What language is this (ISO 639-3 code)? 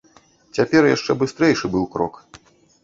bel